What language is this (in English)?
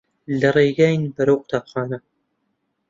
Central Kurdish